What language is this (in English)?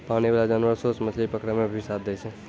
Maithili